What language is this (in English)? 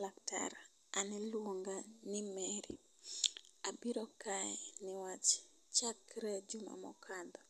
Luo (Kenya and Tanzania)